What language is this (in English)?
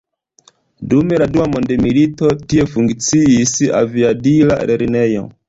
Esperanto